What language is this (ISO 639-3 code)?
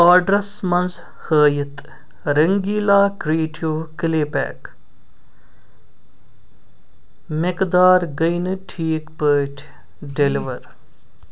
kas